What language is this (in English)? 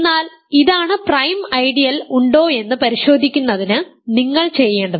Malayalam